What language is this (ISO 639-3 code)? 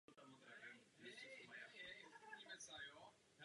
ces